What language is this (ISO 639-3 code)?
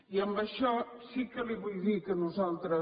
cat